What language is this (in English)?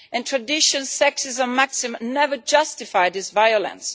English